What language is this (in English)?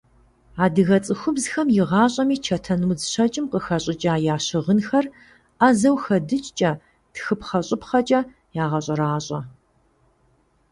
Kabardian